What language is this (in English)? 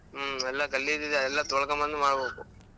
Kannada